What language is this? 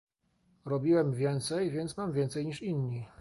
Polish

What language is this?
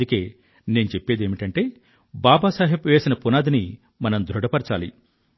Telugu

